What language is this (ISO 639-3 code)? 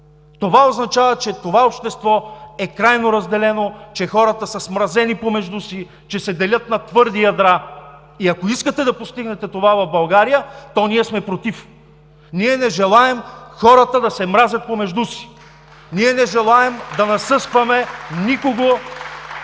bul